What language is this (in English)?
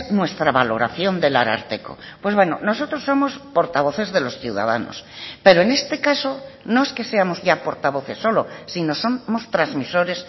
Spanish